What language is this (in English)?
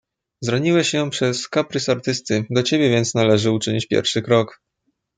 Polish